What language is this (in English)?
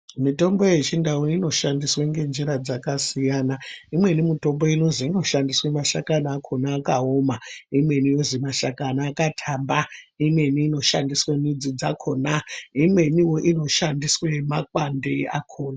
Ndau